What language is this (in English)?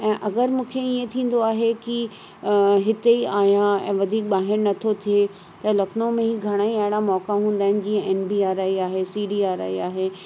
Sindhi